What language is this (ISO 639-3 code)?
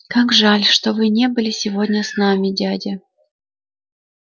rus